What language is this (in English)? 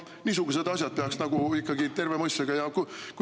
Estonian